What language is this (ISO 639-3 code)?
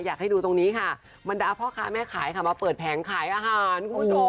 tha